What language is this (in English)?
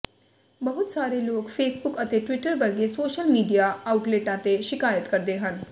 Punjabi